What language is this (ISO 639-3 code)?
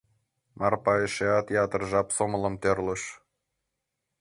chm